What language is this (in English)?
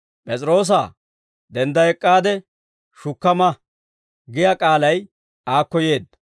Dawro